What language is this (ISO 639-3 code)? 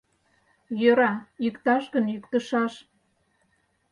chm